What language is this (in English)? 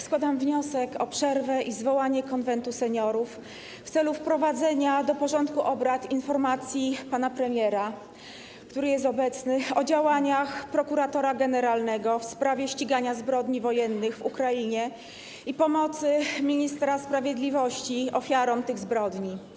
Polish